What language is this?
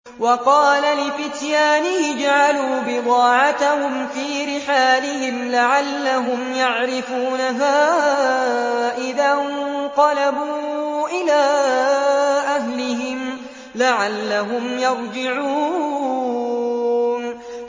Arabic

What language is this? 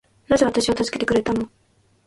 Japanese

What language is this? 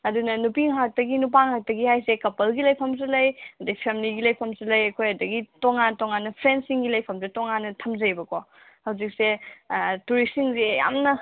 Manipuri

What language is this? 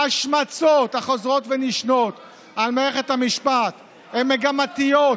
Hebrew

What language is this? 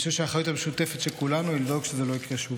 Hebrew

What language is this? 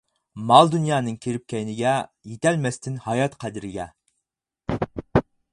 Uyghur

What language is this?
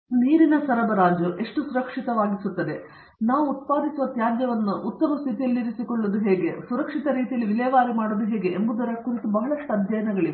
Kannada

